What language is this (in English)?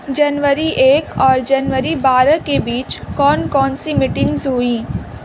Urdu